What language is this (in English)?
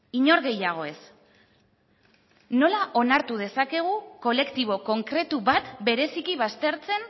Basque